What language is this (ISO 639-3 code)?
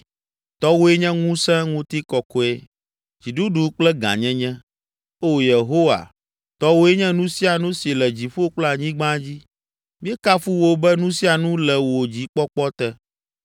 ewe